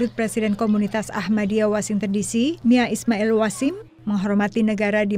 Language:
Indonesian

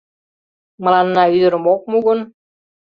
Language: Mari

